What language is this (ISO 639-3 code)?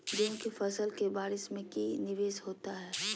mag